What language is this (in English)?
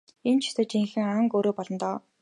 Mongolian